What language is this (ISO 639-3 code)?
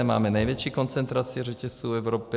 ces